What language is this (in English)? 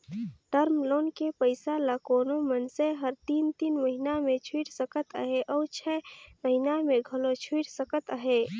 Chhattisgarhi